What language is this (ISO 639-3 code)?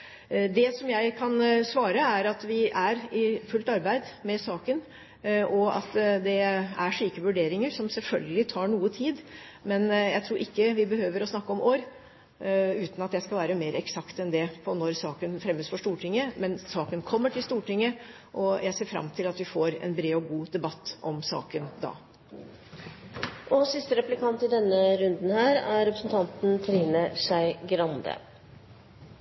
nob